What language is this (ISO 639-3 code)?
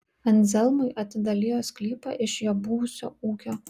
lit